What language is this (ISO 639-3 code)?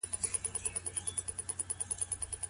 pus